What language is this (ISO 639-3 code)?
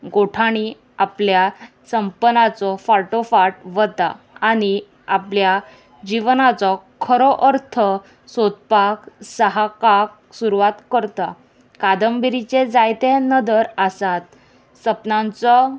kok